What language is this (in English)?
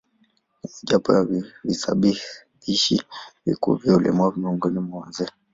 Swahili